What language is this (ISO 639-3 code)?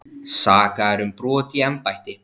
isl